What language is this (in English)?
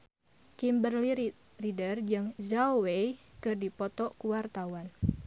Sundanese